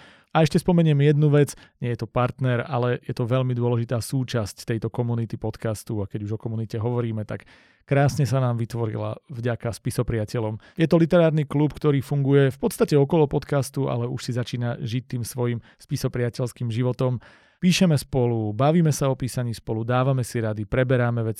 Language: Slovak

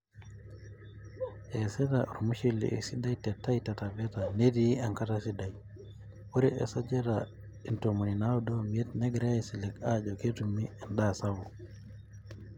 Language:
Masai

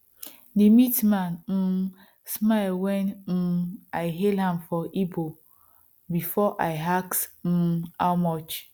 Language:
Nigerian Pidgin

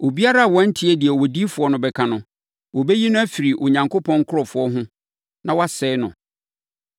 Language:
Akan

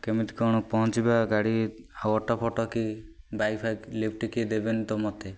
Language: Odia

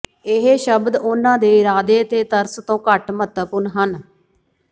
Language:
Punjabi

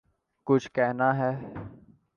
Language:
Urdu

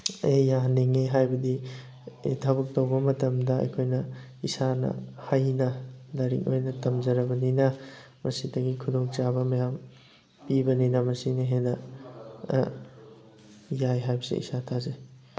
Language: Manipuri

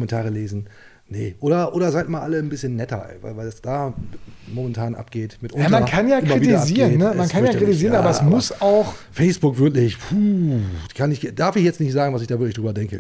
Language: German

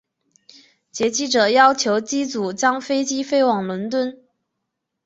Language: Chinese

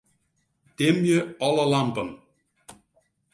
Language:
Western Frisian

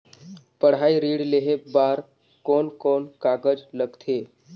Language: Chhattisgarhi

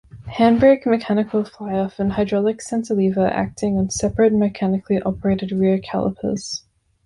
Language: English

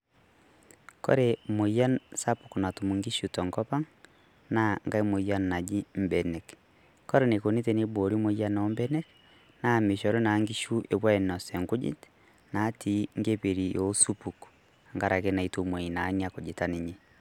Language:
Masai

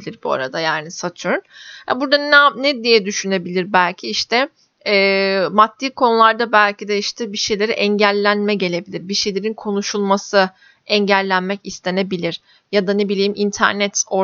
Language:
Turkish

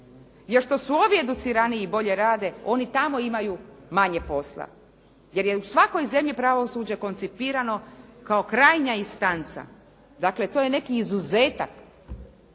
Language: Croatian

